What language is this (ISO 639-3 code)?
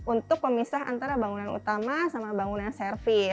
ind